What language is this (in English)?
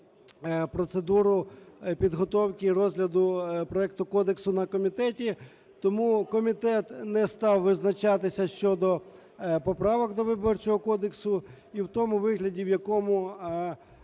Ukrainian